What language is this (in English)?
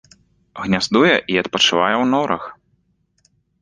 Belarusian